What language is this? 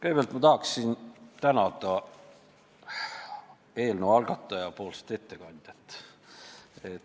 Estonian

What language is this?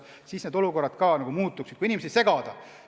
Estonian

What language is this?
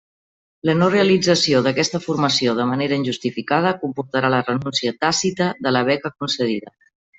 Catalan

